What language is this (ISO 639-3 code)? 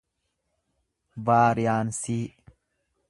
orm